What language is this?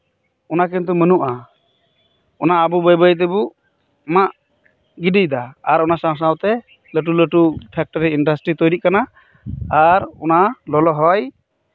Santali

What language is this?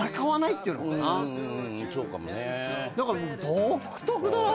Japanese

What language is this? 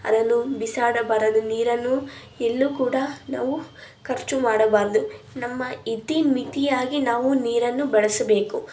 Kannada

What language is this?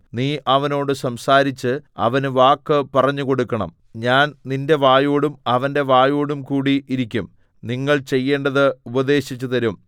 Malayalam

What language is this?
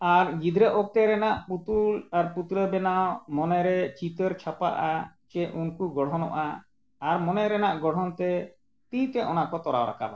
Santali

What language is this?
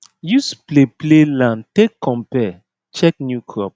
Nigerian Pidgin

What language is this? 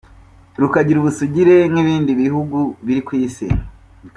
Kinyarwanda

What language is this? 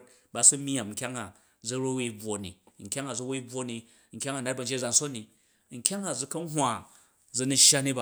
Jju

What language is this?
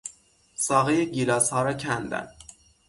Persian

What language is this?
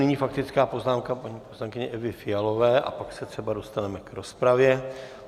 Czech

